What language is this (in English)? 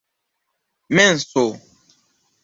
Esperanto